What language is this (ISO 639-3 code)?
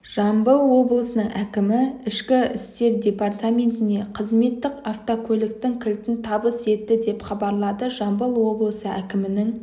kaz